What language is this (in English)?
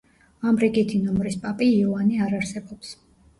Georgian